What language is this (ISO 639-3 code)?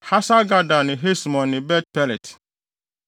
aka